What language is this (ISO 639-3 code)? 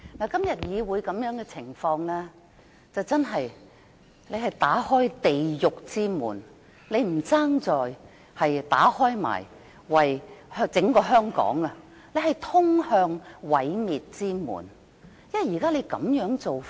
yue